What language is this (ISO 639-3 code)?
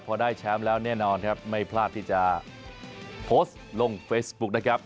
tha